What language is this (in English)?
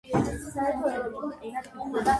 Georgian